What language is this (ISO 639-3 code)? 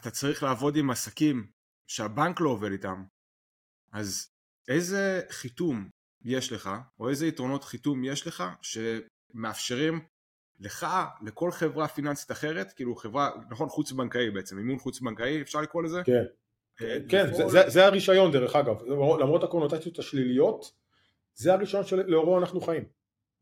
heb